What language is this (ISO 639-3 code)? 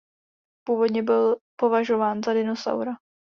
ces